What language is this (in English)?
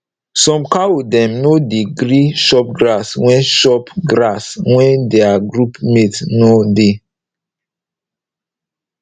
Nigerian Pidgin